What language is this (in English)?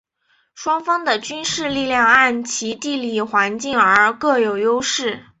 Chinese